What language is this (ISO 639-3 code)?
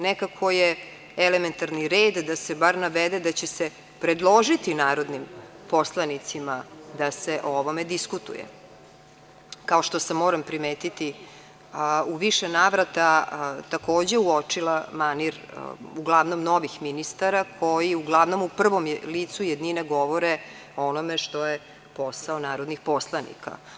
srp